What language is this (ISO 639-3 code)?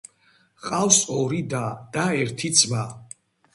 kat